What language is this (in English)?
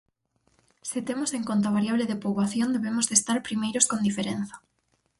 Galician